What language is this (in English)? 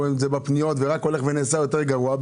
Hebrew